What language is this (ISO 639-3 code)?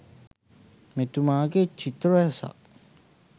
sin